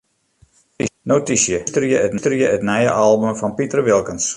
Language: Western Frisian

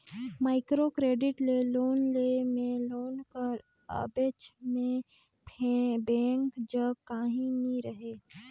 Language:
Chhattisgarhi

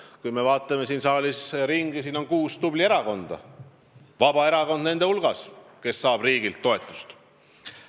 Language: Estonian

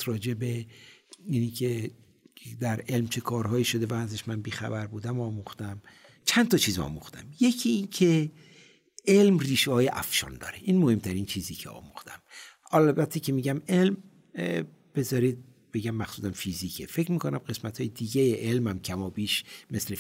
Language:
Persian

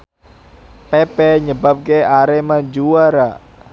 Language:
Javanese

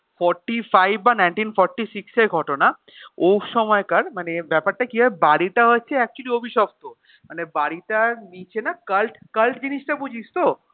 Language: Bangla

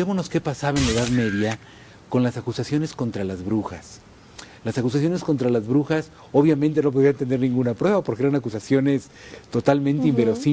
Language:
Spanish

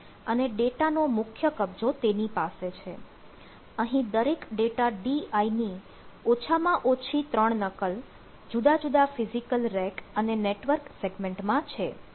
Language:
Gujarati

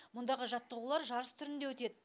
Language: Kazakh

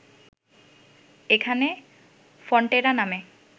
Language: Bangla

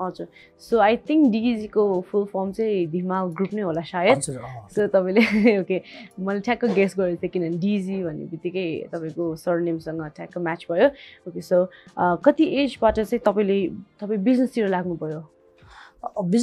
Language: Turkish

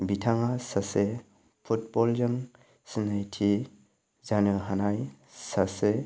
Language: Bodo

